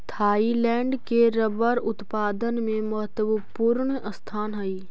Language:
Magahi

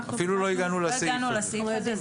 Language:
Hebrew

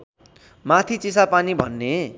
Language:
Nepali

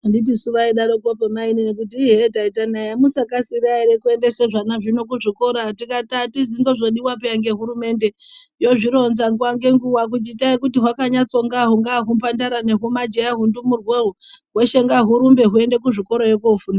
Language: Ndau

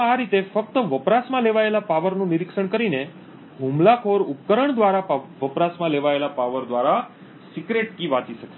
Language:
Gujarati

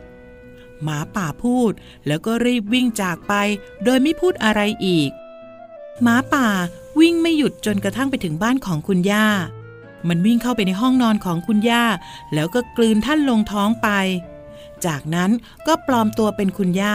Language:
Thai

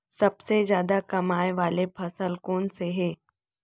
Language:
Chhattisgarhi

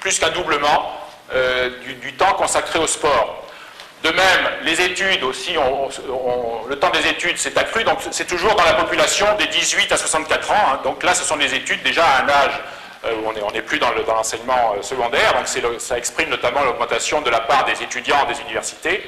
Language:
French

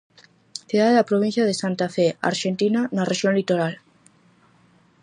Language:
Galician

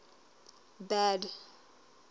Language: Southern Sotho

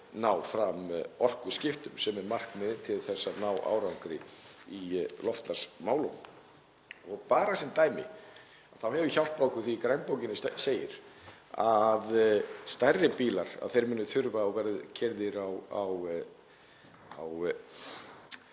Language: Icelandic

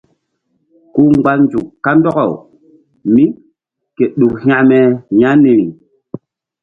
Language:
Mbum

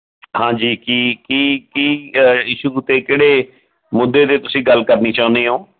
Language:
Punjabi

